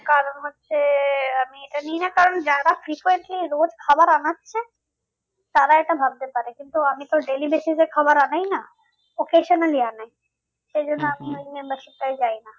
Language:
Bangla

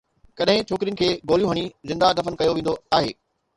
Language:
Sindhi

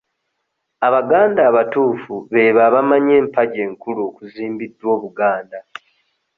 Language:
Ganda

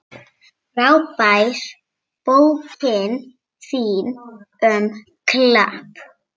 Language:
Icelandic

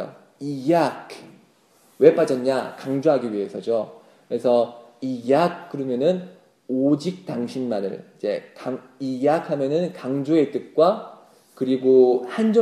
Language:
Korean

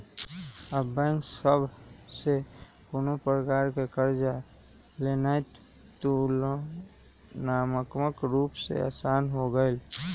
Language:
Magahi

